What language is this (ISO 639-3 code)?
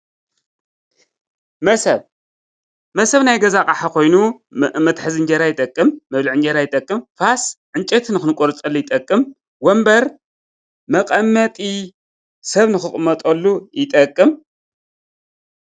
tir